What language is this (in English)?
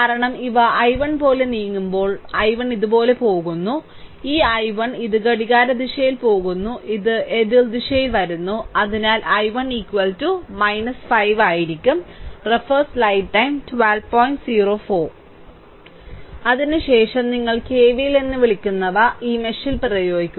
Malayalam